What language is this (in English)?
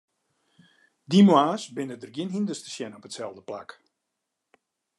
Western Frisian